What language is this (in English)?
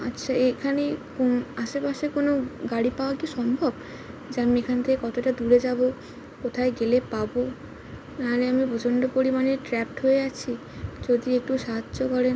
Bangla